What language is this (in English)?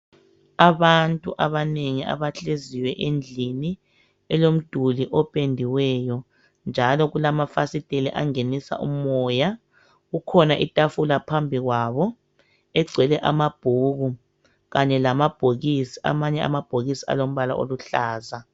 North Ndebele